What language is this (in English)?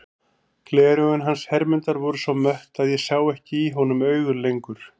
Icelandic